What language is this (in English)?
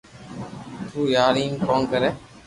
Loarki